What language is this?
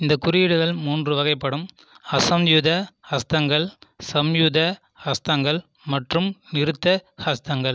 Tamil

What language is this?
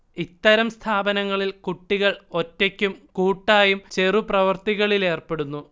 Malayalam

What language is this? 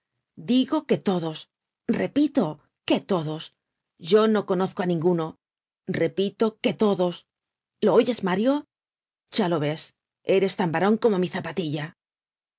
Spanish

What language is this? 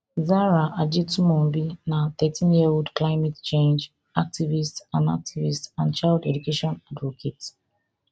Nigerian Pidgin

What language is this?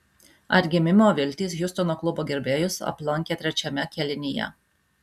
Lithuanian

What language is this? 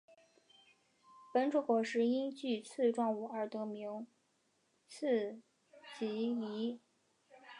Chinese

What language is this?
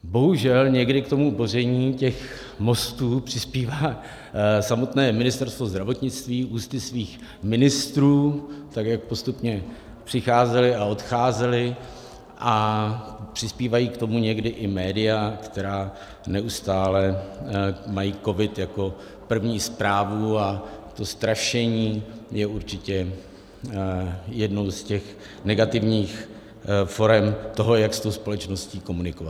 Czech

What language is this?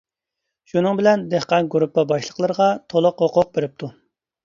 Uyghur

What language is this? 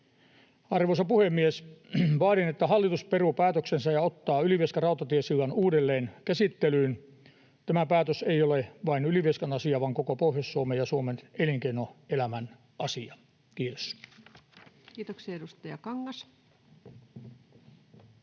Finnish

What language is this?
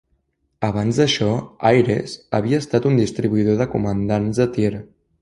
Catalan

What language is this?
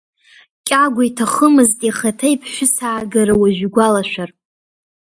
Abkhazian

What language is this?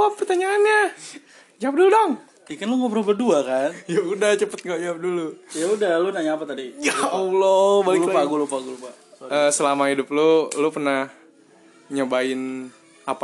Indonesian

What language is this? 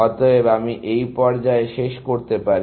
Bangla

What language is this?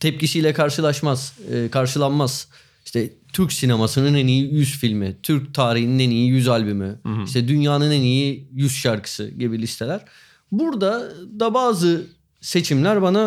Turkish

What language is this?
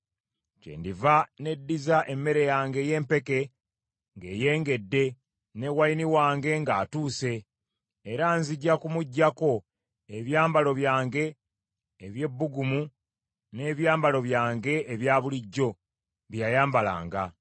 Ganda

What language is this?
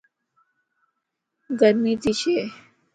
Lasi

